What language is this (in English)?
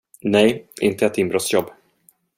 Swedish